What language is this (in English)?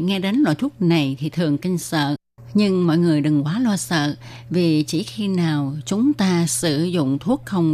Vietnamese